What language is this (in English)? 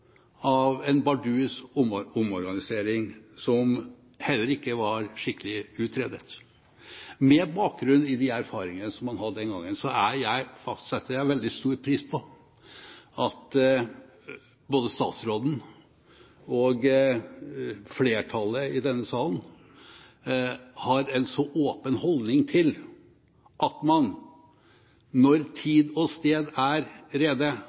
Norwegian Bokmål